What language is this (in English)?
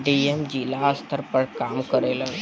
Bhojpuri